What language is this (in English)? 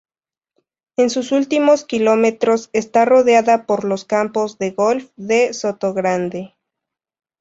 Spanish